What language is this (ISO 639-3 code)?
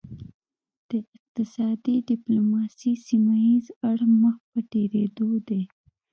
pus